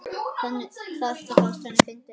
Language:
Icelandic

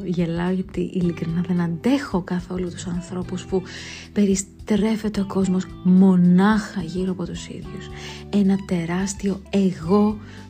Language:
Greek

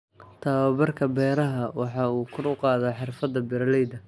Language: Somali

